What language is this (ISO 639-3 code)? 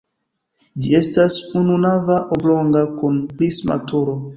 epo